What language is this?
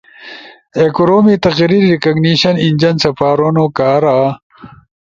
Ushojo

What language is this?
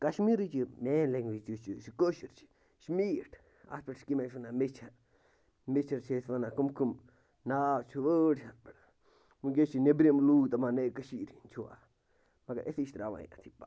Kashmiri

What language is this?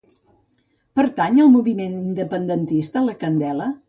Catalan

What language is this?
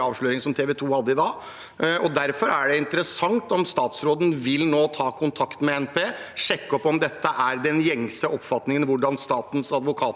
Norwegian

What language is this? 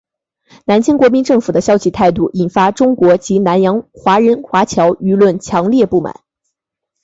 Chinese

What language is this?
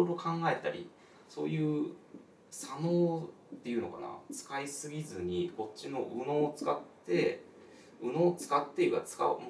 Japanese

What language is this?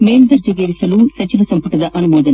Kannada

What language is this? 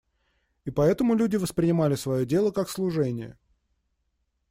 Russian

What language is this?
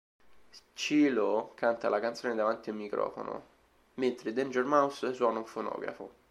Italian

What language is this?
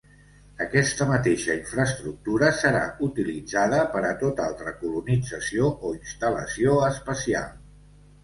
Catalan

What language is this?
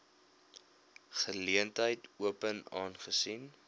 Afrikaans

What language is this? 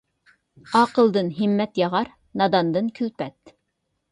Uyghur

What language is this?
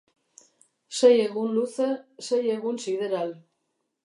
Basque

